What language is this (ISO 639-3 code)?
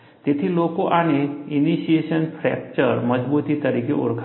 guj